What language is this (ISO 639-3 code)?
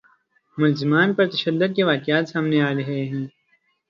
urd